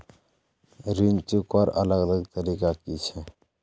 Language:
Magahi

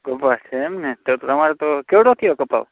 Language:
Gujarati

